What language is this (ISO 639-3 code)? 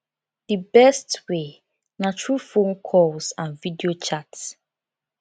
pcm